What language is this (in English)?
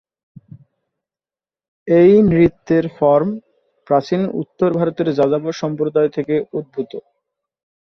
Bangla